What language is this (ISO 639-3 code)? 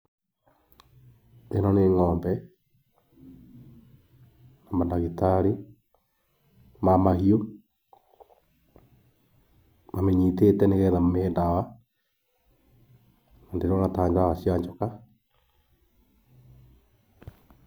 kik